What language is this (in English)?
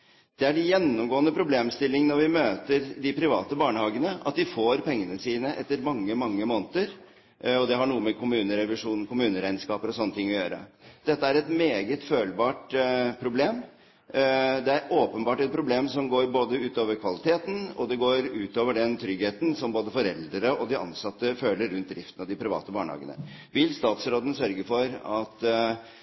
Norwegian Bokmål